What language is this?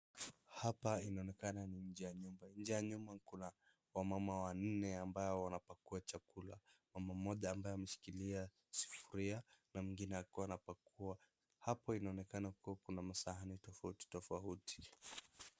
Swahili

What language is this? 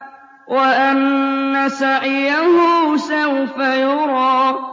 Arabic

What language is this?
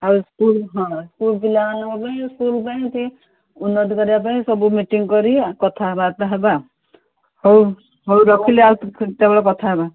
Odia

